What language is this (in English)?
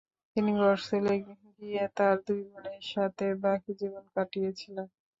Bangla